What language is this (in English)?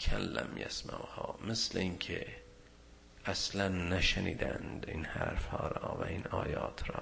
Persian